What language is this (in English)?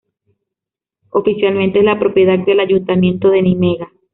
Spanish